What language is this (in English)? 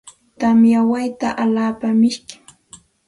Santa Ana de Tusi Pasco Quechua